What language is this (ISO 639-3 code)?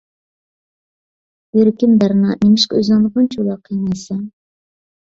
uig